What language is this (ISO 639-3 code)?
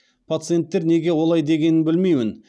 kaz